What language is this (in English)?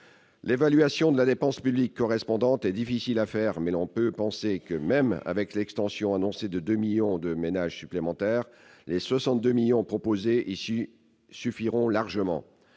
French